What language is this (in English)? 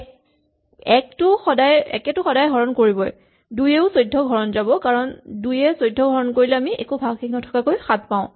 Assamese